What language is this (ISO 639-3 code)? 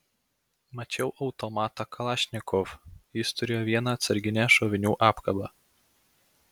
lit